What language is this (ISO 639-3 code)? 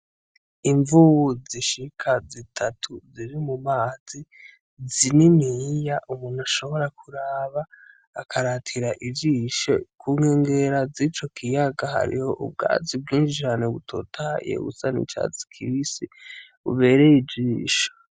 run